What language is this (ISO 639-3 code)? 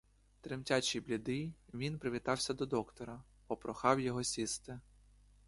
ukr